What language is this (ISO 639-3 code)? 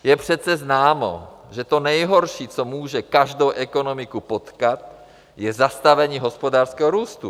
ces